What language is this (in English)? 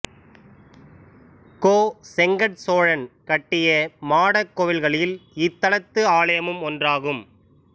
Tamil